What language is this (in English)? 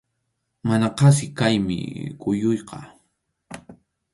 Arequipa-La Unión Quechua